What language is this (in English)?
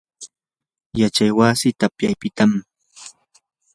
Yanahuanca Pasco Quechua